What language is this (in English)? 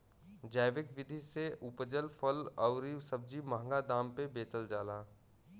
Bhojpuri